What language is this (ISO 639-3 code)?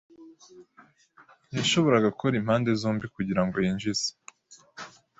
kin